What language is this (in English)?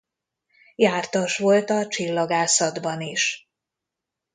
Hungarian